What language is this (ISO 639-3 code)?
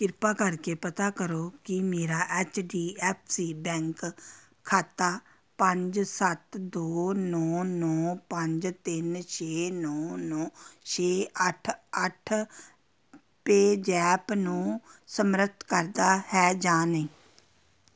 pan